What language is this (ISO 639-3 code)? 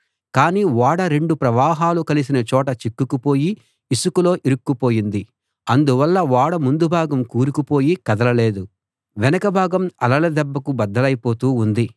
tel